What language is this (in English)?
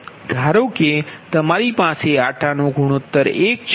Gujarati